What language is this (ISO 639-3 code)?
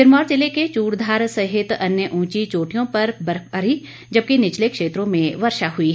hin